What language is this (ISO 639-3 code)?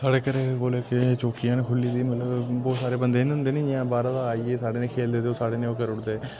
doi